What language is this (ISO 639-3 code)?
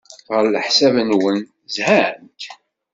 kab